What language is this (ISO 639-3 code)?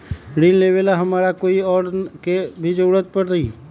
mag